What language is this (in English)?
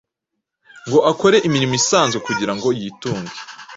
Kinyarwanda